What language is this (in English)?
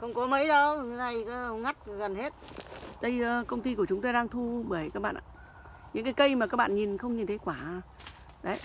Vietnamese